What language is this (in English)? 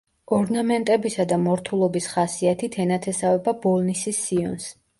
Georgian